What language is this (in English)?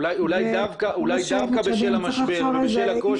Hebrew